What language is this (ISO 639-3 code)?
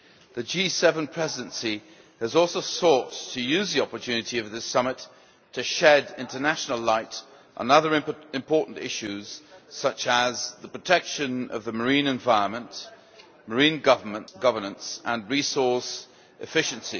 eng